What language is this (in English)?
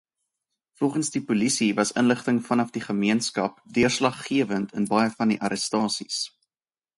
Afrikaans